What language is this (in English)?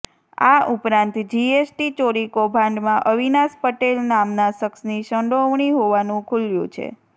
Gujarati